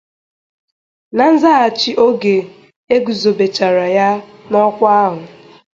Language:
Igbo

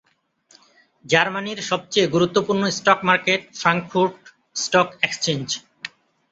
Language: Bangla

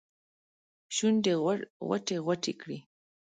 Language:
Pashto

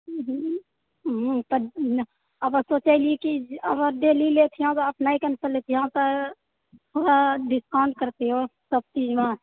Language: Maithili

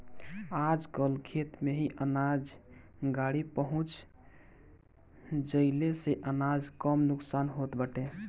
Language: Bhojpuri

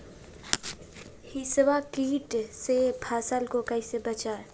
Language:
Magahi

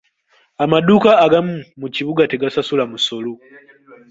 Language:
Ganda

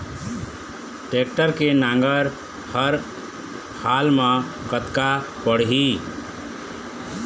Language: Chhattisgarhi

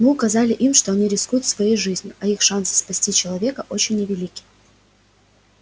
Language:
Russian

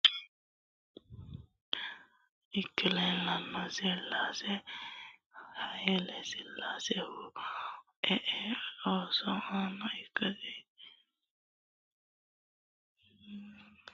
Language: Sidamo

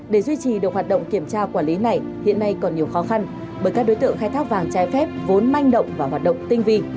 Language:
Vietnamese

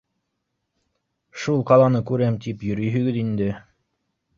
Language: Bashkir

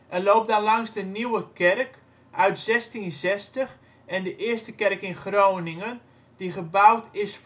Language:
Dutch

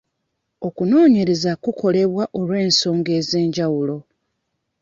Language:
Ganda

